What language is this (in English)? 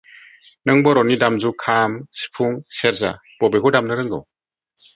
Bodo